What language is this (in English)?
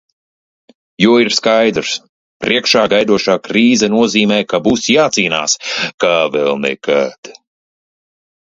Latvian